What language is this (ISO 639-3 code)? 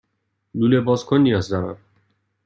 fas